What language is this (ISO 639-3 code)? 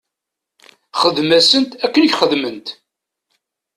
kab